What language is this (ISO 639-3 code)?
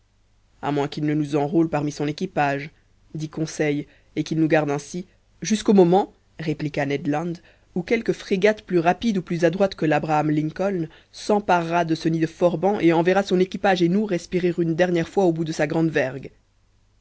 fra